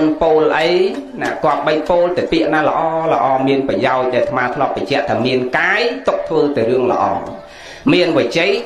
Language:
Vietnamese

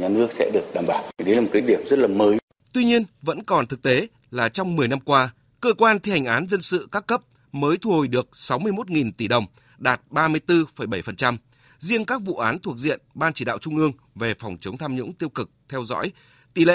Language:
Vietnamese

